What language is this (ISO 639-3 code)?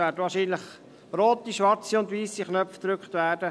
gsw